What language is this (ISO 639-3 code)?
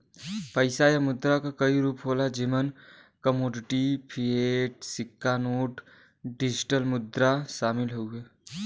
bho